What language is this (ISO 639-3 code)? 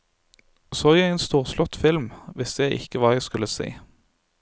nor